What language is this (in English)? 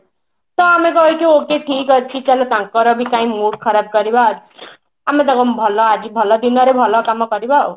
Odia